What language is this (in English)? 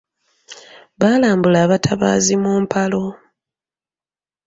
Ganda